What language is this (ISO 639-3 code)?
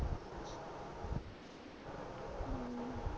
pan